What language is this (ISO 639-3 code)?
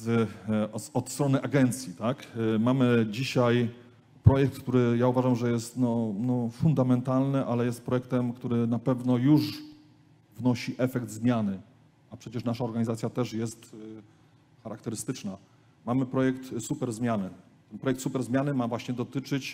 pol